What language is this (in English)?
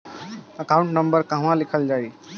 Bhojpuri